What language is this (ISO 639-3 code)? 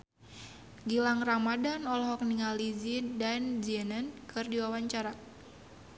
sun